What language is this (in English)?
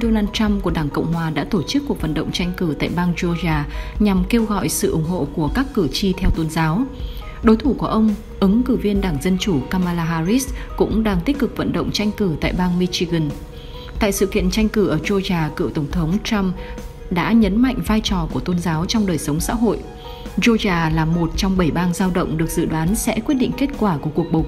Vietnamese